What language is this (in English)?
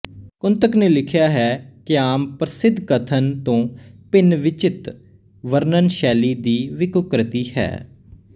Punjabi